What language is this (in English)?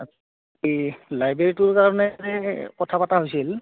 Assamese